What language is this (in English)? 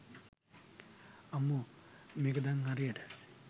Sinhala